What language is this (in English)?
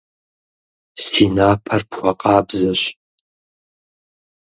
Kabardian